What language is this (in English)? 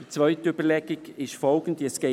Swiss German